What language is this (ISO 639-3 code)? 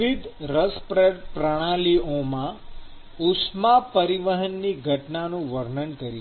guj